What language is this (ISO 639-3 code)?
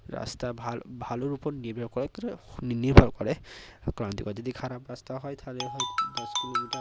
ben